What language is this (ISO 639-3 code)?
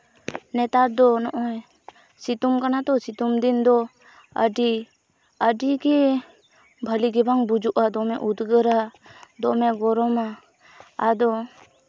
sat